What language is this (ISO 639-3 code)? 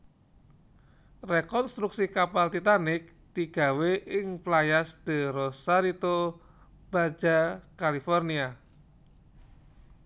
jav